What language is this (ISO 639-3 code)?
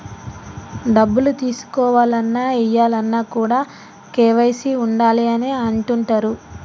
tel